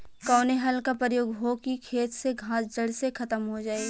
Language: Bhojpuri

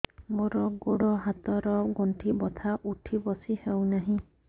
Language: Odia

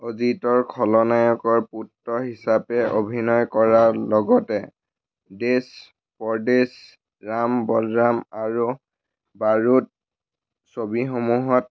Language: Assamese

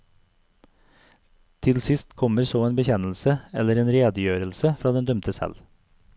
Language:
Norwegian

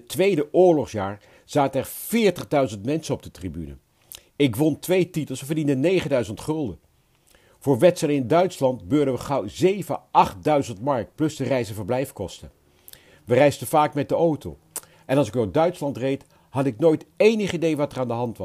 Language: Dutch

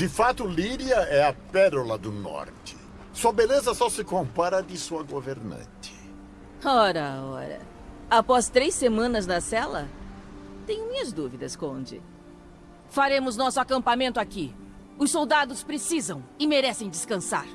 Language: Portuguese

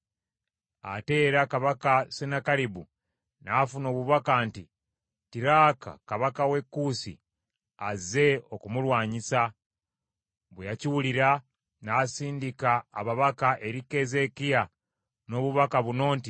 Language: Ganda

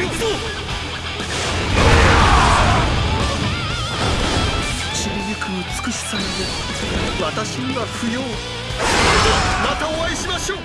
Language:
Japanese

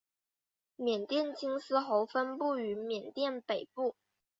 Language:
Chinese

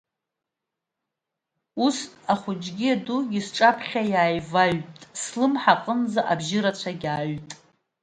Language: Abkhazian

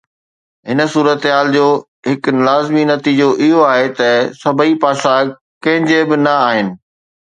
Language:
Sindhi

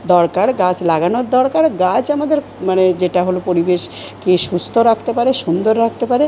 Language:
Bangla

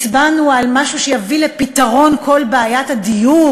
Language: Hebrew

